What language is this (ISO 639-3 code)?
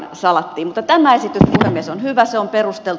fin